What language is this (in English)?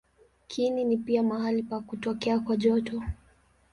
Swahili